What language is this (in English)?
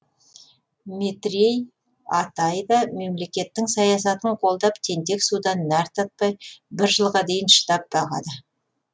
Kazakh